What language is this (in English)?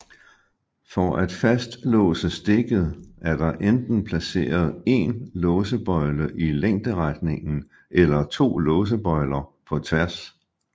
Danish